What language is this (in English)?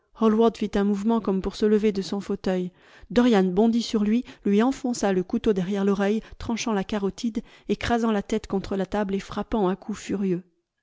French